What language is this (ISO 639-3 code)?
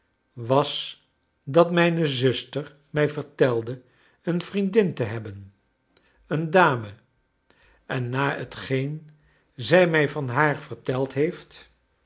nld